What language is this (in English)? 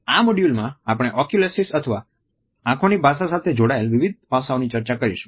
Gujarati